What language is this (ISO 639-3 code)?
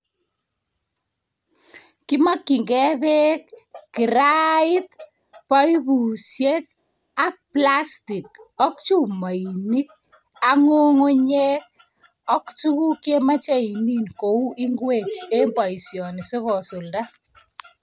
kln